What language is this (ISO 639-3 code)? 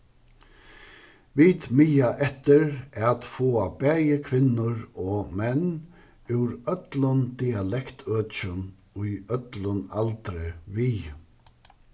fao